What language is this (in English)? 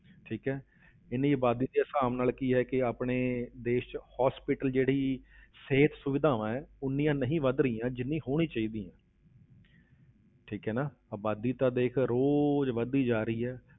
Punjabi